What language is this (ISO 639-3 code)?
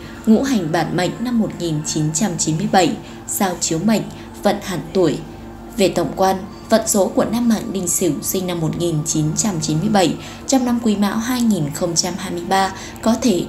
vie